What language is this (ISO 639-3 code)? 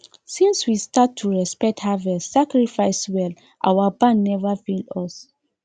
pcm